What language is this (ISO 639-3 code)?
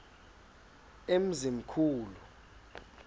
xho